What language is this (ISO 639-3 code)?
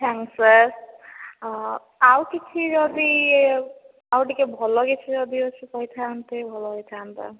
ori